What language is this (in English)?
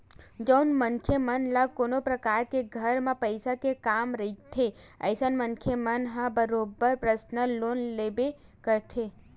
Chhattisgarhi